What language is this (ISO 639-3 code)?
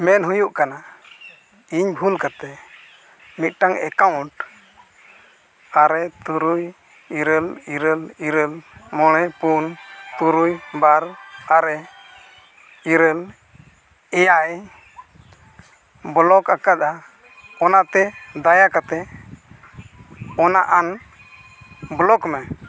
sat